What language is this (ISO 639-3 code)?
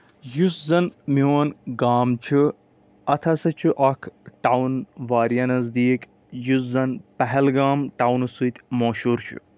kas